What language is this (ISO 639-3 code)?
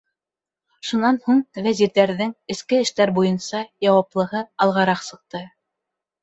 bak